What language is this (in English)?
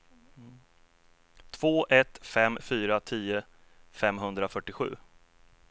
Swedish